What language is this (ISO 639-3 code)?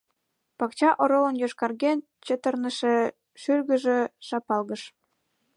chm